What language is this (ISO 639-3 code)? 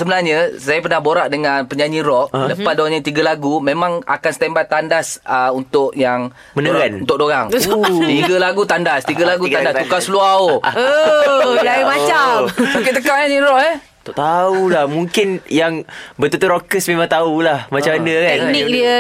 msa